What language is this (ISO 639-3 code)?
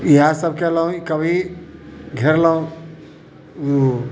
mai